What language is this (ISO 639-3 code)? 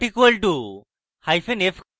ben